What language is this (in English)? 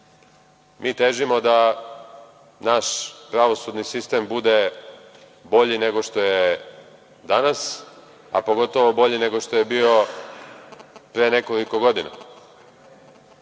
Serbian